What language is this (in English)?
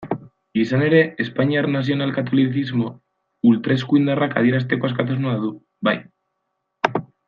Basque